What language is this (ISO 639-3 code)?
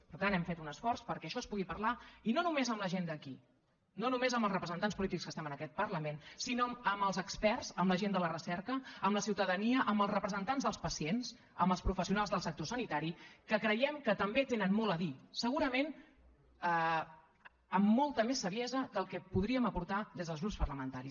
cat